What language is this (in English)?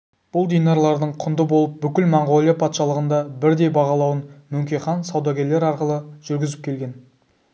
Kazakh